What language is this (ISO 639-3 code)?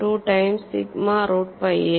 mal